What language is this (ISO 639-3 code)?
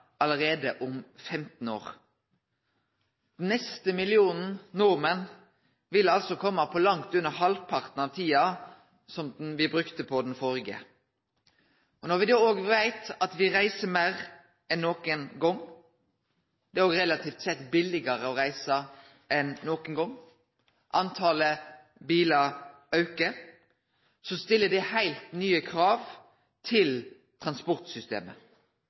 nno